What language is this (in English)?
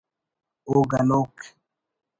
Brahui